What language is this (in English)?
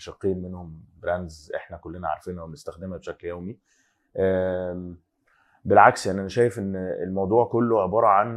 Arabic